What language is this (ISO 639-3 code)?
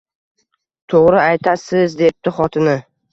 uzb